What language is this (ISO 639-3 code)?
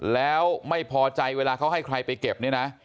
tha